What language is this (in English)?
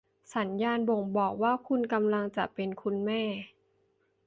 Thai